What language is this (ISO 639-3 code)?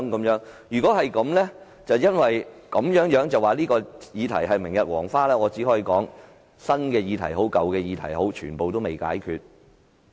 yue